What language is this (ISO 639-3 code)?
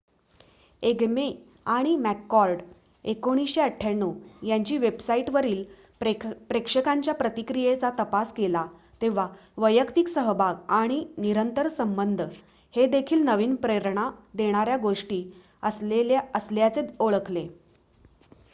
mar